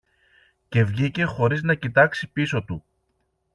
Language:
Greek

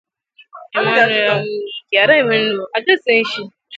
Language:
Igbo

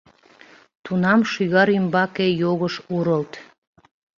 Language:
Mari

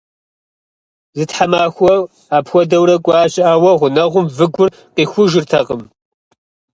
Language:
Kabardian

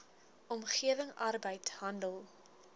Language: Afrikaans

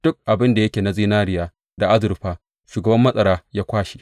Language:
Hausa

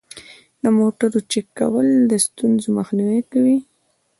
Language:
Pashto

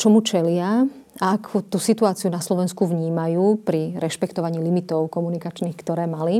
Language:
Slovak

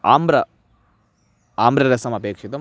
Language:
Sanskrit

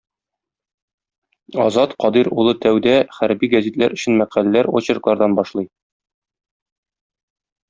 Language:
Tatar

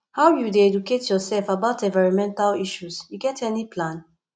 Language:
Nigerian Pidgin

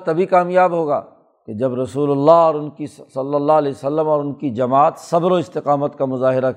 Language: Urdu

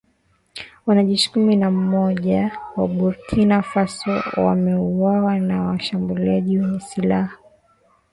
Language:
Swahili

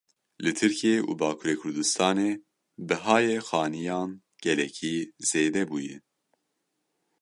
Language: Kurdish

